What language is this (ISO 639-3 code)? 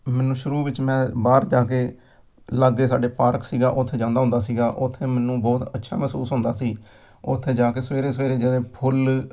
pan